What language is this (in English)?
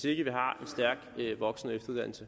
Danish